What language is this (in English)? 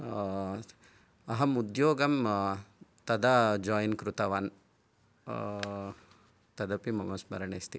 Sanskrit